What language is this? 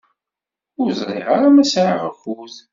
Kabyle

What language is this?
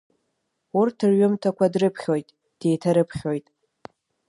Abkhazian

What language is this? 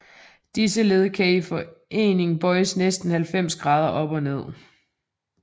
Danish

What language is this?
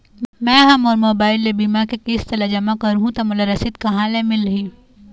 Chhattisgarhi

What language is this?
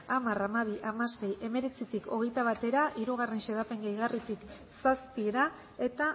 Basque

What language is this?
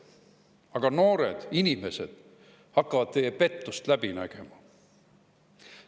Estonian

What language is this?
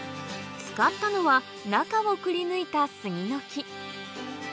Japanese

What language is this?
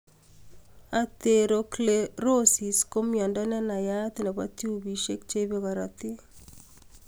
Kalenjin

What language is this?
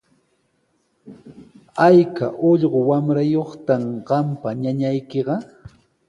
Sihuas Ancash Quechua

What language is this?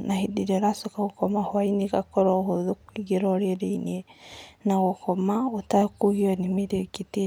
Kikuyu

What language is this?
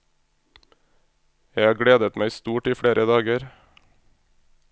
Norwegian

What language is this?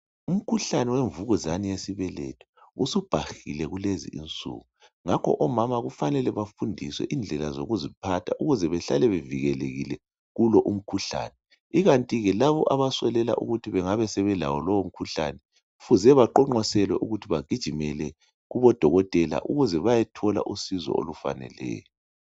North Ndebele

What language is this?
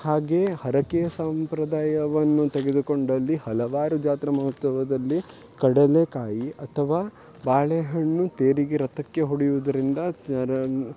Kannada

